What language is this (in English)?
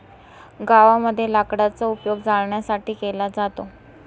Marathi